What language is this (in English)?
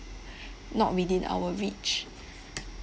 English